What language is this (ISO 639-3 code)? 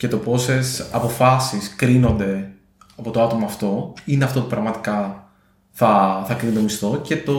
ell